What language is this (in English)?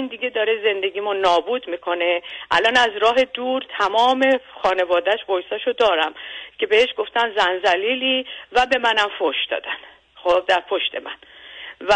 Persian